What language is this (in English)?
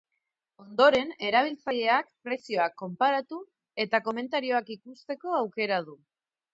Basque